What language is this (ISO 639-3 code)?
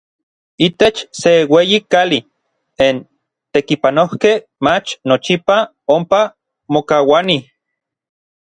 nlv